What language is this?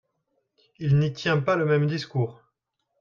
French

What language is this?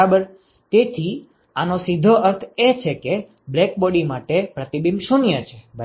Gujarati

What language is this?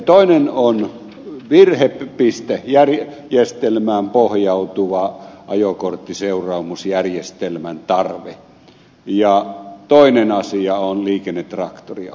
Finnish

